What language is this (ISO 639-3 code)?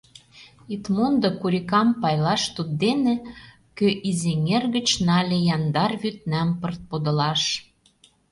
chm